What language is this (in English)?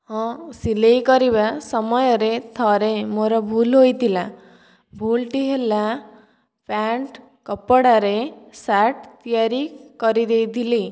Odia